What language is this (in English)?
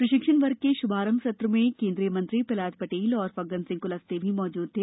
Hindi